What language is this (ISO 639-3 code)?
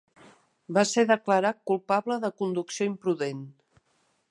cat